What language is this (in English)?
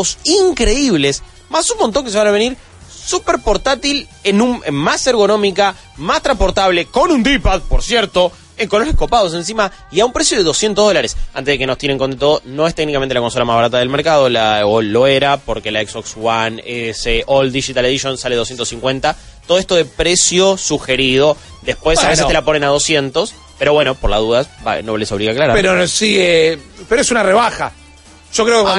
Spanish